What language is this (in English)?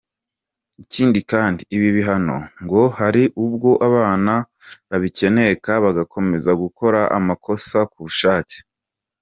Kinyarwanda